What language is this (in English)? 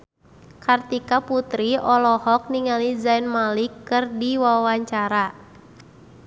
Sundanese